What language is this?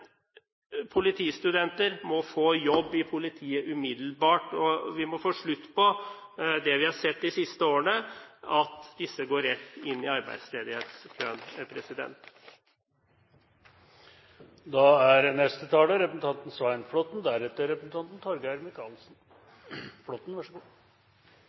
Norwegian Bokmål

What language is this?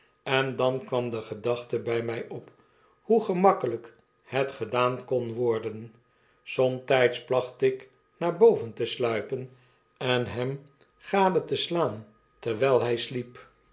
Dutch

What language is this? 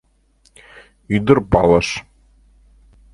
Mari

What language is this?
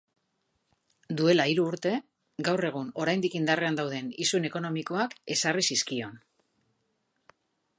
Basque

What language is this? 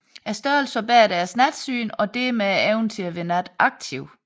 Danish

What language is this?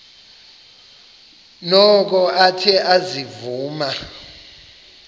Xhosa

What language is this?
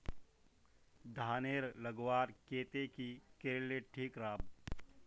Magahi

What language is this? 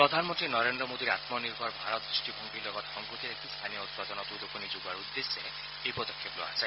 Assamese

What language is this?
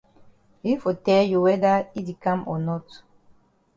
Cameroon Pidgin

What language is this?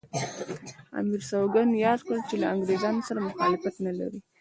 Pashto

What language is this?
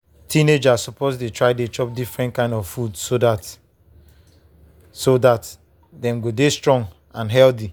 Nigerian Pidgin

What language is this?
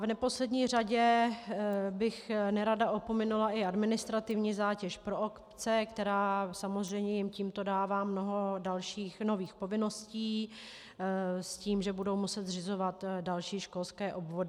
Czech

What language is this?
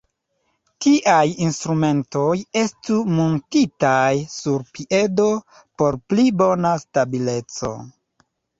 Esperanto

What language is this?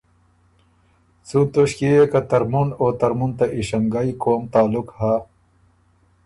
Ormuri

